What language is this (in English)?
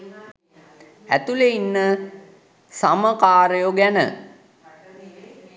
Sinhala